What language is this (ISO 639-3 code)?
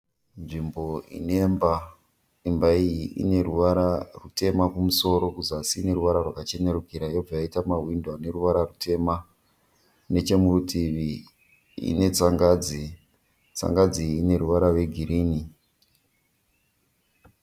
sna